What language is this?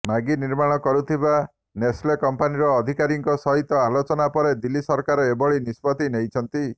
Odia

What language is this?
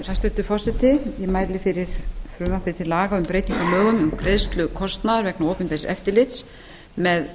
Icelandic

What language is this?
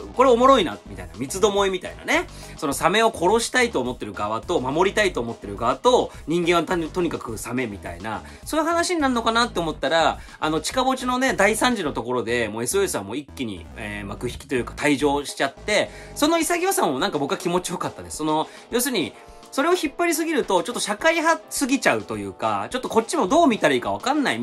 Japanese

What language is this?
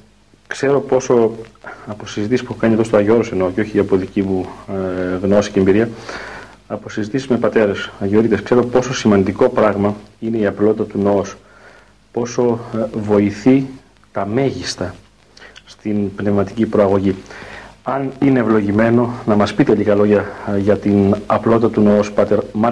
Greek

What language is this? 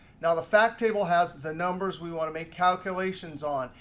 English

